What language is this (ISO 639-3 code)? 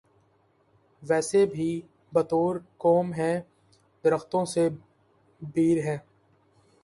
urd